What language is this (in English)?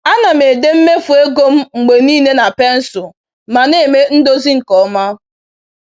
Igbo